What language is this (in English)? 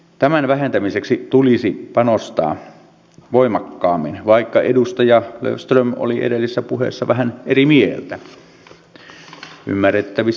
Finnish